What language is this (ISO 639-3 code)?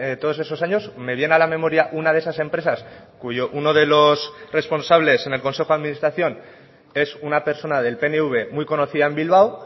spa